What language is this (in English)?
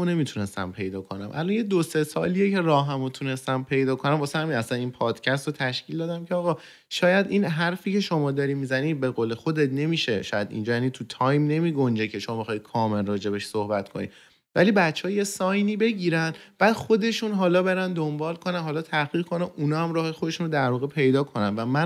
Persian